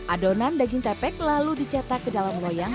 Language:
Indonesian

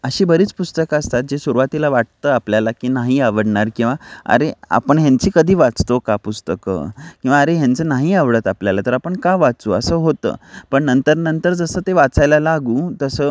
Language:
Marathi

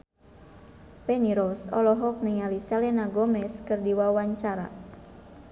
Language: Sundanese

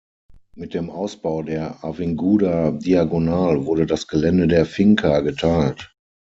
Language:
German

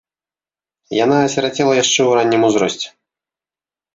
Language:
Belarusian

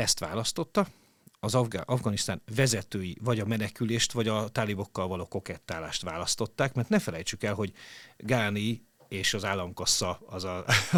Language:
Hungarian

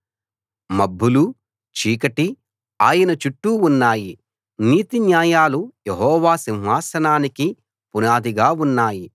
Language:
Telugu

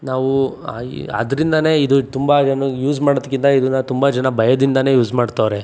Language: Kannada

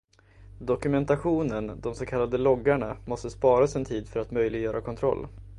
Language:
Swedish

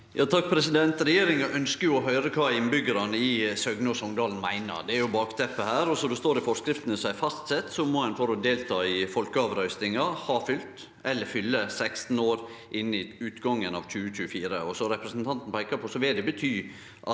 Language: Norwegian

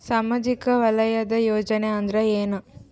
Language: Kannada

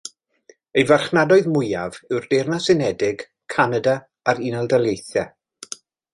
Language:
Welsh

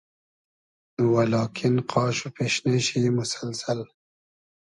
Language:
Hazaragi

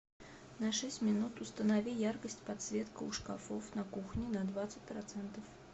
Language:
Russian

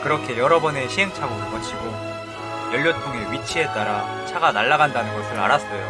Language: Korean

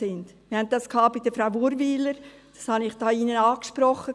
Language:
Swiss German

